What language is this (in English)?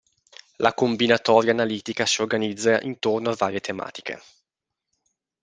Italian